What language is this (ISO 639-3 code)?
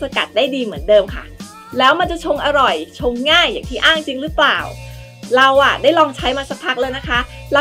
tha